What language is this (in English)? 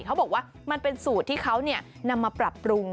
Thai